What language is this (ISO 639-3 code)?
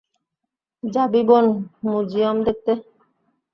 ben